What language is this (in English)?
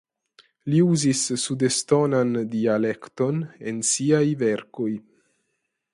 Esperanto